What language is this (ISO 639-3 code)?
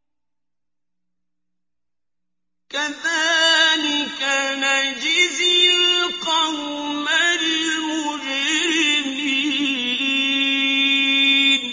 ara